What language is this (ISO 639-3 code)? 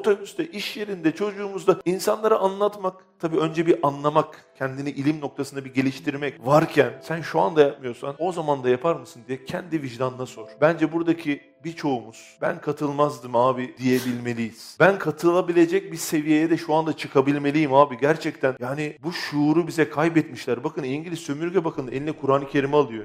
tur